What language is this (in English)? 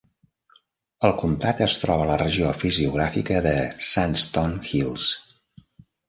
Catalan